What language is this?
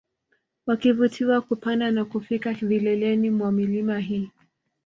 Swahili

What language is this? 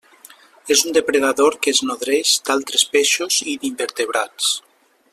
Catalan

